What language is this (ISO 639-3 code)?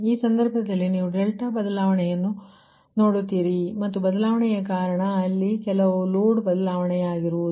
kan